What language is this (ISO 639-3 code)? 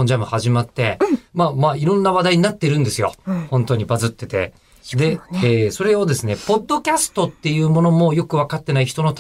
jpn